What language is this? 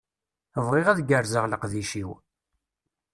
Kabyle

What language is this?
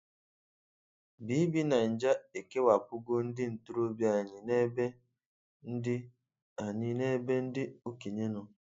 Igbo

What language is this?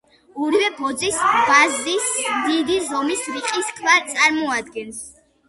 Georgian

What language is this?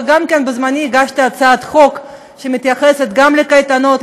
Hebrew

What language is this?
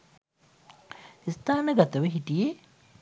Sinhala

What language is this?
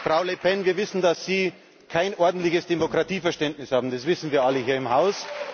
German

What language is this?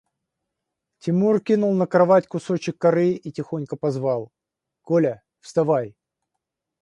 Russian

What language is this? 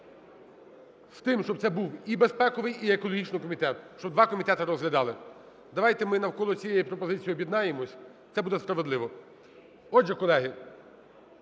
Ukrainian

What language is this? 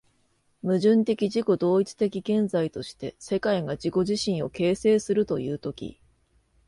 Japanese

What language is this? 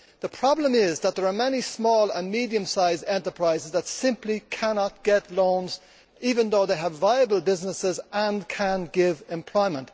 English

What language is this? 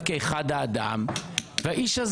Hebrew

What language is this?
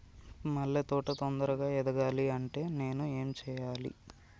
Telugu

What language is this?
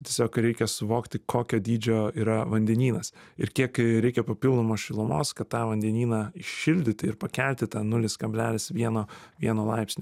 Lithuanian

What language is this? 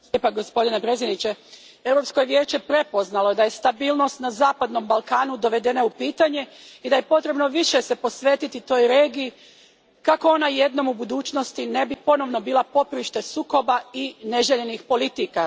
Croatian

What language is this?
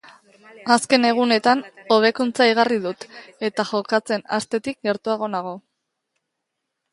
Basque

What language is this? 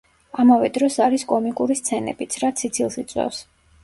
Georgian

